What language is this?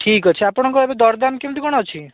Odia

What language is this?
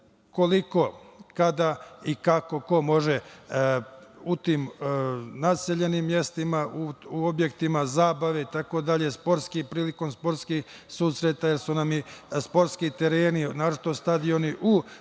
Serbian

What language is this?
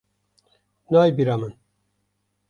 Kurdish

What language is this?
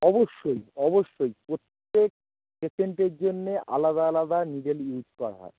Bangla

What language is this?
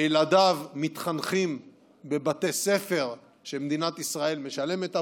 Hebrew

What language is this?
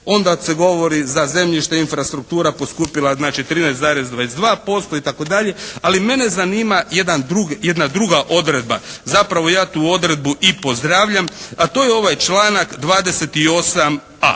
Croatian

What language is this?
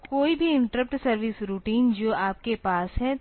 Hindi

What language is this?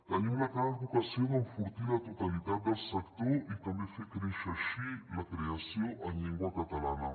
Catalan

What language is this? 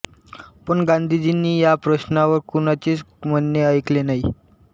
Marathi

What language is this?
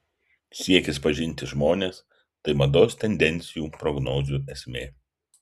Lithuanian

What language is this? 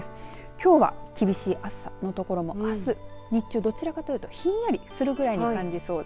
Japanese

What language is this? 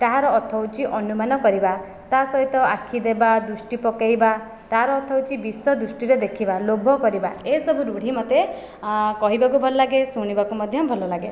Odia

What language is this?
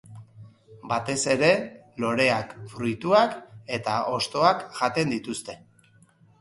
Basque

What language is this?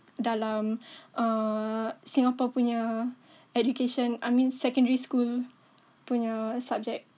English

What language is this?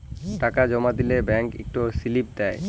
Bangla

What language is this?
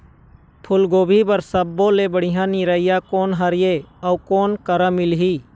Chhattisgarhi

